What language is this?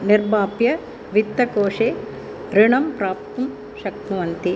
Sanskrit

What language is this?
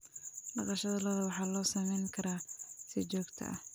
Somali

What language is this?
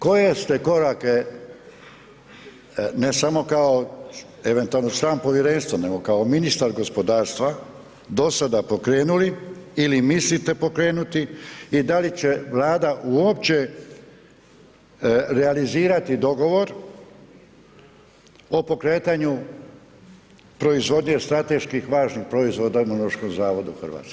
Croatian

